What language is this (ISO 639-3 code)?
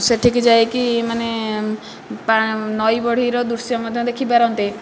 ori